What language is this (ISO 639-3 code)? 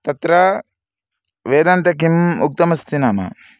san